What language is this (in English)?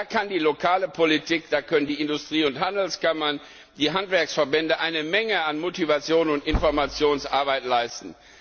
German